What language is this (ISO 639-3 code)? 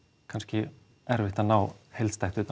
isl